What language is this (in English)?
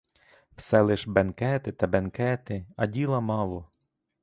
Ukrainian